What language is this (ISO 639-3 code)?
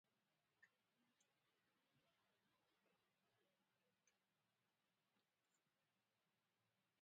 ibo